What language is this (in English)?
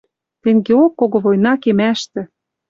Western Mari